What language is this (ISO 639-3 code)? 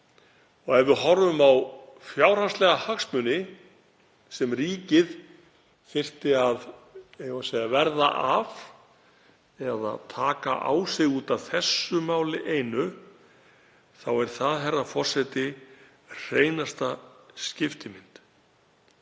isl